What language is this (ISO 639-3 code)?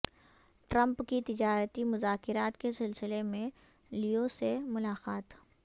urd